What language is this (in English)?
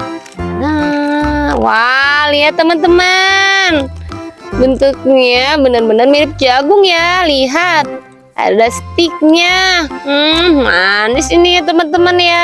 Indonesian